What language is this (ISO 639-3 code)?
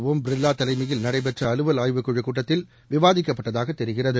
tam